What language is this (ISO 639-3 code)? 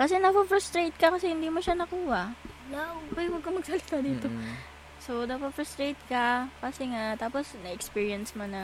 fil